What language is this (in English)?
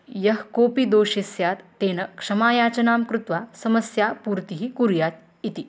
Sanskrit